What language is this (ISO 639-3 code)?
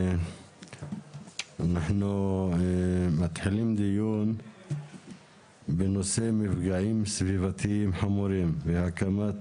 heb